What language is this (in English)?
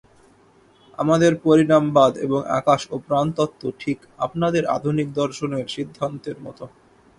Bangla